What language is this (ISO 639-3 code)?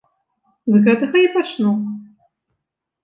bel